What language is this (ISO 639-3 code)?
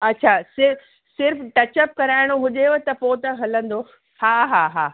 snd